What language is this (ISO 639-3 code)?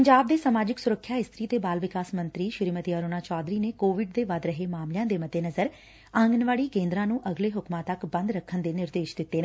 pan